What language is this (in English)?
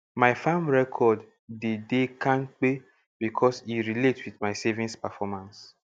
Nigerian Pidgin